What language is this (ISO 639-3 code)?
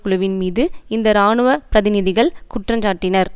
tam